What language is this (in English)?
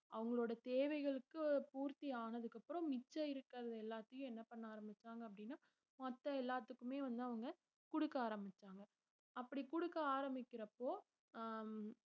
Tamil